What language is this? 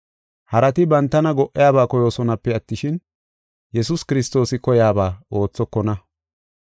Gofa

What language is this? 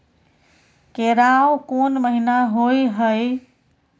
Maithili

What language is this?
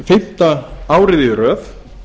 Icelandic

